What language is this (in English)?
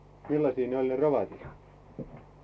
Finnish